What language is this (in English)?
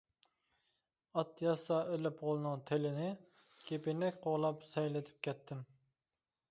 Uyghur